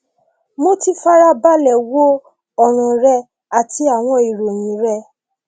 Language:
Yoruba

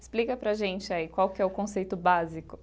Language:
Portuguese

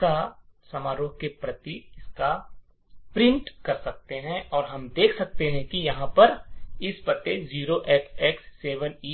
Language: Hindi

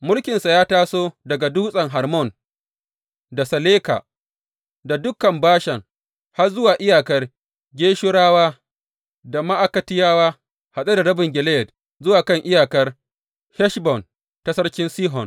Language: Hausa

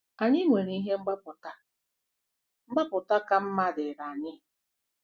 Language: Igbo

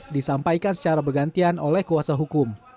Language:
Indonesian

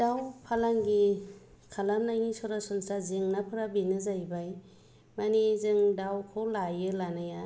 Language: Bodo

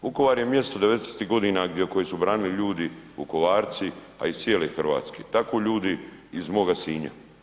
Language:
Croatian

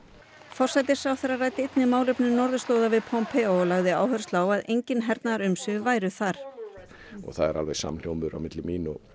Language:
Icelandic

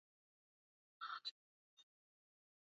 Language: Swahili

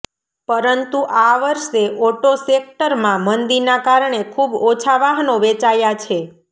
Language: Gujarati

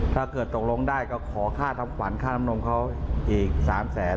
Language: Thai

